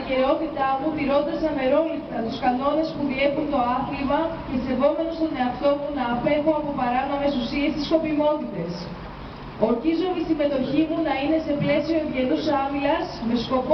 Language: Greek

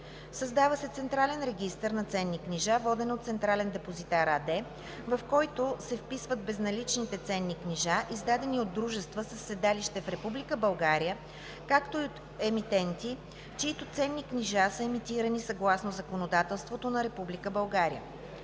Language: Bulgarian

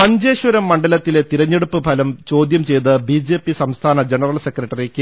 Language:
Malayalam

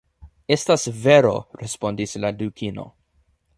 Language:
Esperanto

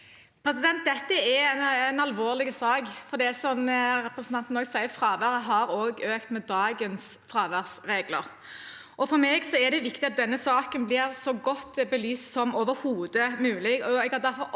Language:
Norwegian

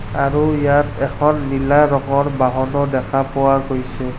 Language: Assamese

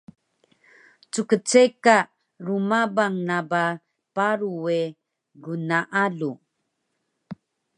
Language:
Taroko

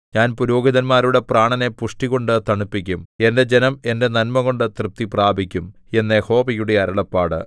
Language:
Malayalam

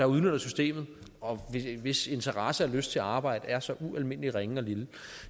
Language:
Danish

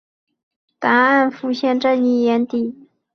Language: Chinese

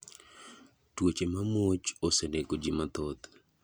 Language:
Luo (Kenya and Tanzania)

